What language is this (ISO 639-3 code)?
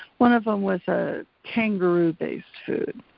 eng